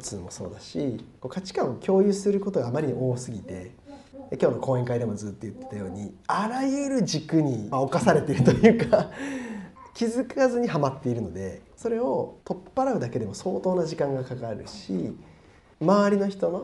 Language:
Japanese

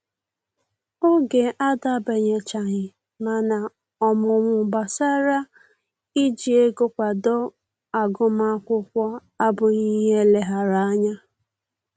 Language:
Igbo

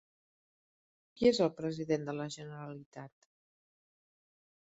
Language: Catalan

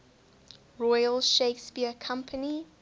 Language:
English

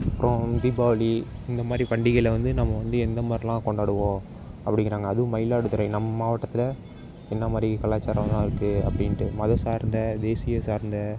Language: Tamil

